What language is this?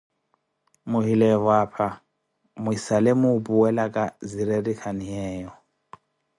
Koti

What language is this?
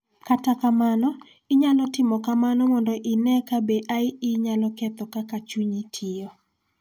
Luo (Kenya and Tanzania)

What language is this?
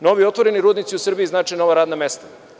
Serbian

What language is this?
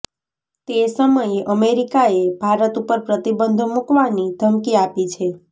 Gujarati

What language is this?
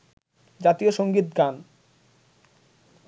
Bangla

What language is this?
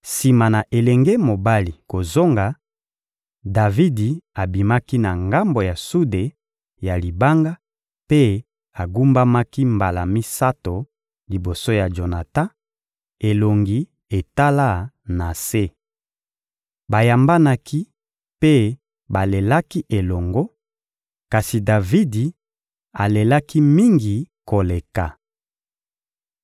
Lingala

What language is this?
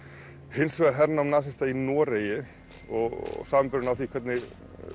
Icelandic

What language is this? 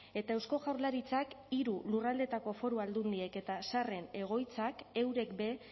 Basque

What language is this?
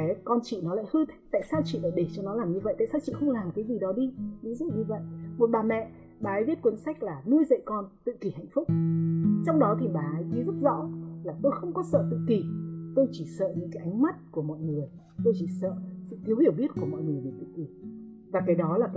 Vietnamese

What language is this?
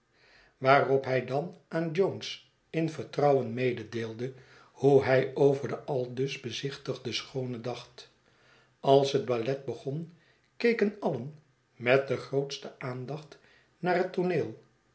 Dutch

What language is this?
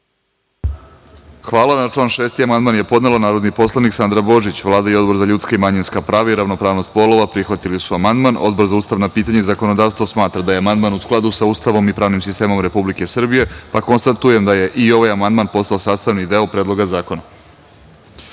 Serbian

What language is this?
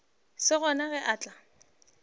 Northern Sotho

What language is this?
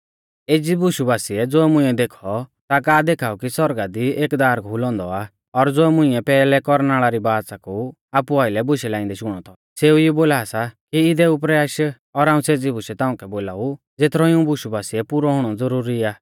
Mahasu Pahari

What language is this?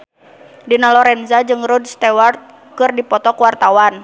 Sundanese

